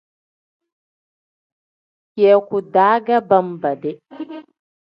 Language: Tem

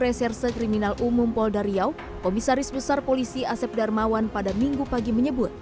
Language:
Indonesian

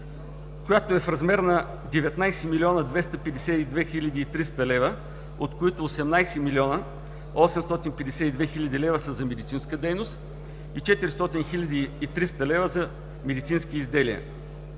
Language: Bulgarian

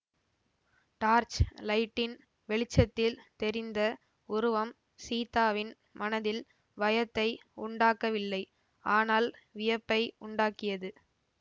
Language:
Tamil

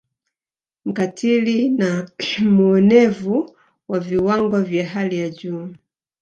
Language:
Swahili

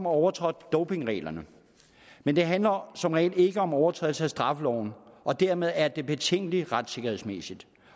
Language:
Danish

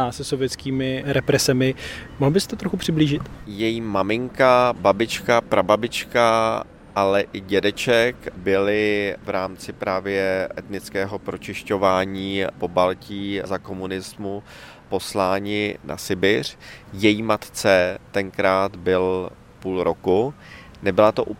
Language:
Czech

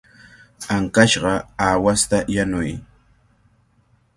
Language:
Cajatambo North Lima Quechua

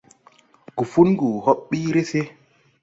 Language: Tupuri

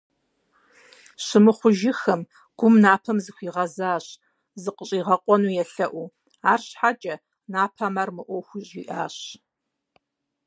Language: Kabardian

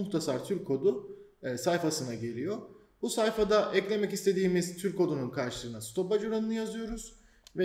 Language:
Turkish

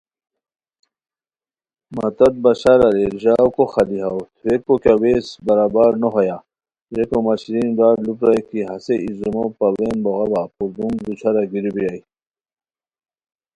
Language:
Khowar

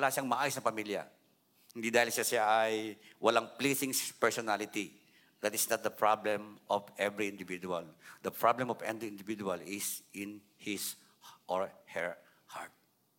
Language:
Filipino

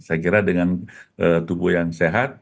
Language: Indonesian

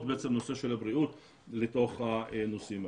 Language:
Hebrew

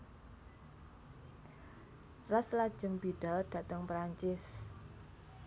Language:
Javanese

